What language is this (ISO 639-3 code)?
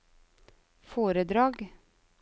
nor